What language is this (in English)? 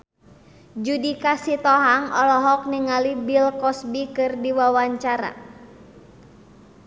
Sundanese